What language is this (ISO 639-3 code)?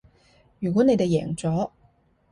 yue